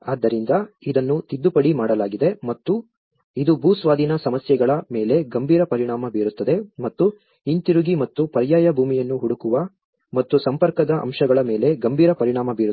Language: Kannada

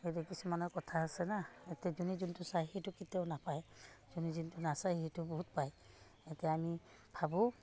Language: Assamese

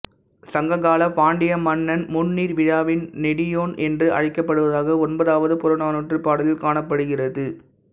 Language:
Tamil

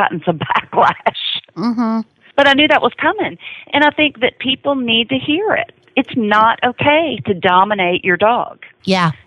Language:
English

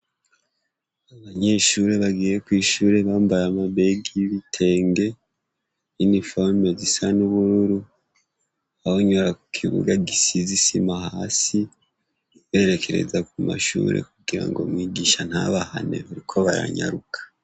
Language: Rundi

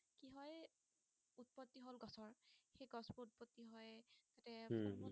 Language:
Assamese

